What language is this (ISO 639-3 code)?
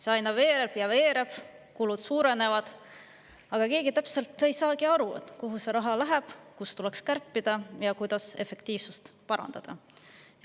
est